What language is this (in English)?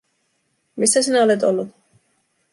Finnish